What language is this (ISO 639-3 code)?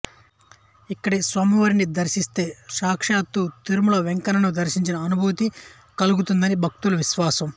tel